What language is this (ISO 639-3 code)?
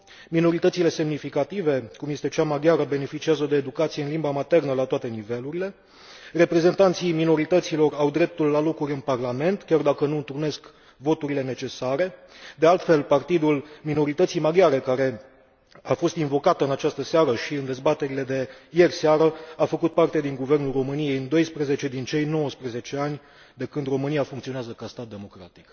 ron